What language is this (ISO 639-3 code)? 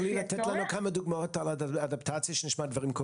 heb